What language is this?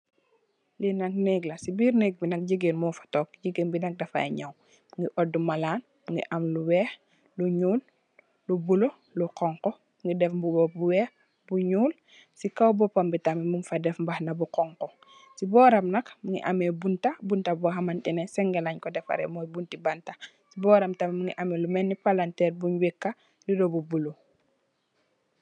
Wolof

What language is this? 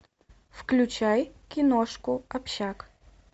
Russian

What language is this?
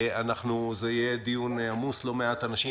Hebrew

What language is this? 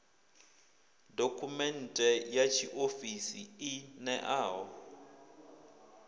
Venda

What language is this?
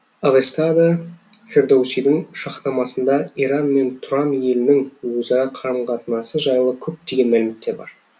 Kazakh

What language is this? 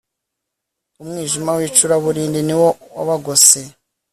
Kinyarwanda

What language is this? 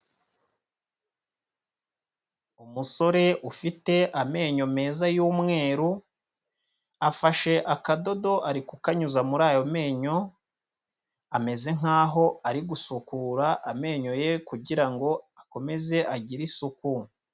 Kinyarwanda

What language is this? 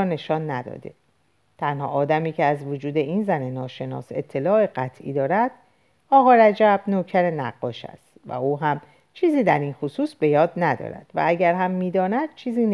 Persian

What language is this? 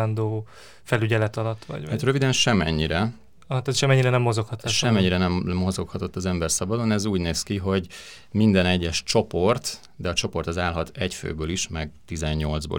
Hungarian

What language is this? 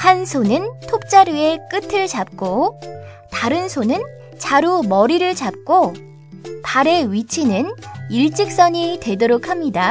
Korean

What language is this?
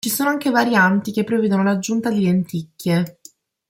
Italian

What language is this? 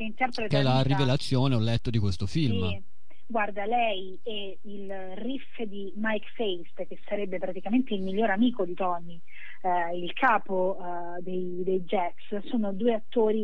Italian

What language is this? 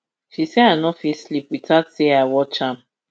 Nigerian Pidgin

